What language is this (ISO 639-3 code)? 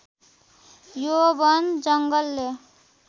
nep